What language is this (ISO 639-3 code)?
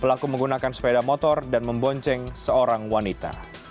ind